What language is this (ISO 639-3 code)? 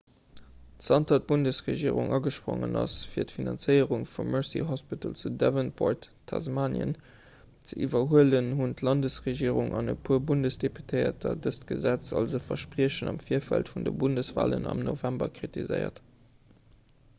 ltz